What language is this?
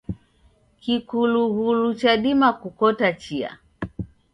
Taita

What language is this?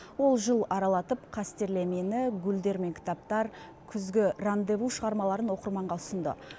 Kazakh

